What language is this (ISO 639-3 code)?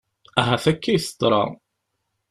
kab